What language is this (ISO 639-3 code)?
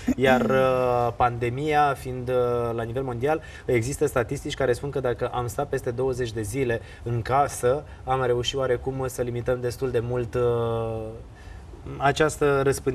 ron